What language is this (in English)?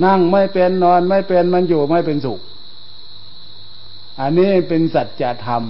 Thai